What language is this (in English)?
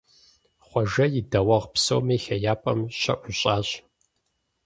Kabardian